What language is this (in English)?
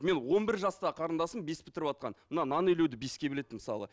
Kazakh